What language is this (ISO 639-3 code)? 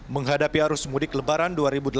ind